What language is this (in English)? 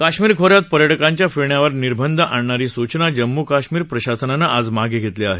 Marathi